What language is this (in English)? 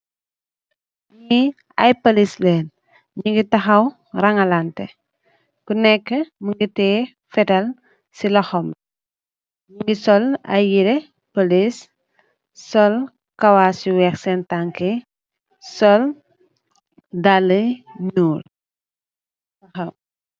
Wolof